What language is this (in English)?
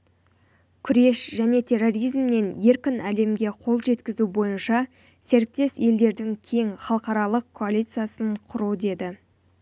Kazakh